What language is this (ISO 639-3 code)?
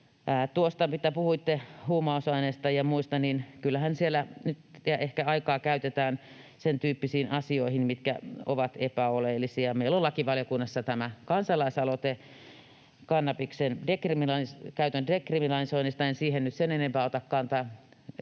fin